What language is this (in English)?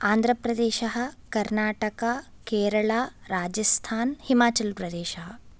Sanskrit